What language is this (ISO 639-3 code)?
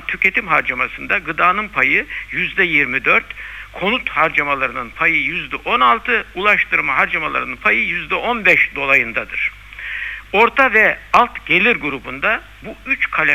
tur